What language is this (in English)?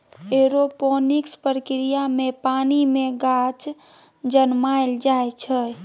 Maithili